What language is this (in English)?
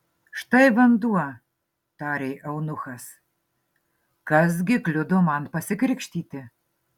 Lithuanian